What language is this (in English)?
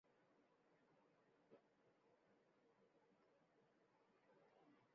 Bangla